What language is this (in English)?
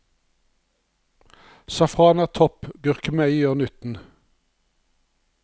Norwegian